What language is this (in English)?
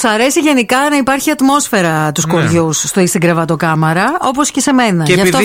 Greek